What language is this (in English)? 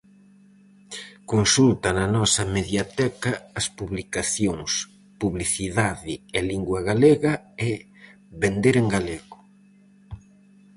Galician